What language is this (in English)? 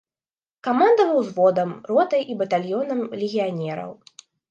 Belarusian